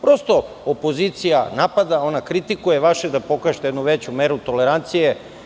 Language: Serbian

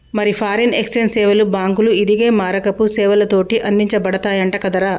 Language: Telugu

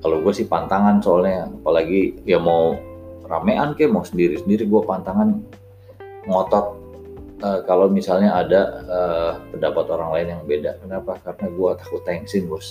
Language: Indonesian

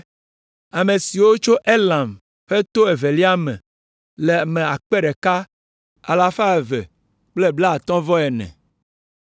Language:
Ewe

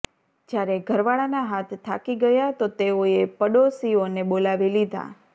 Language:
Gujarati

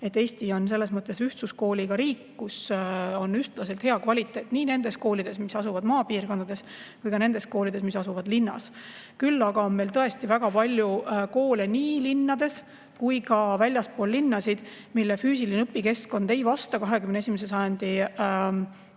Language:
Estonian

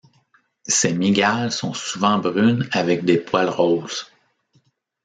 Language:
French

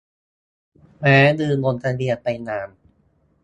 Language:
Thai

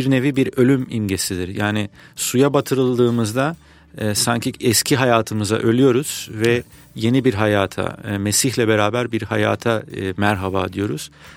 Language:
Turkish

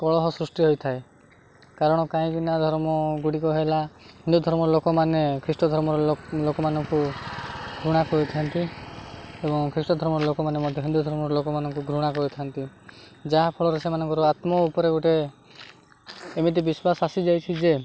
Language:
Odia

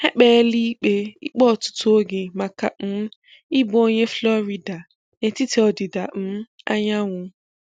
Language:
Igbo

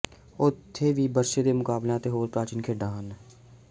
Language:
Punjabi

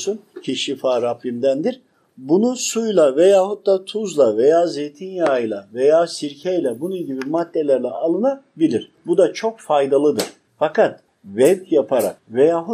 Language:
Turkish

